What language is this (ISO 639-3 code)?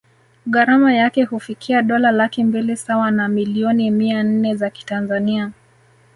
swa